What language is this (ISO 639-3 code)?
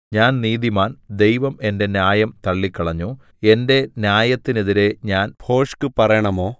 mal